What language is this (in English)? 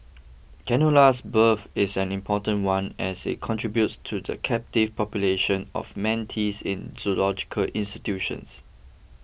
English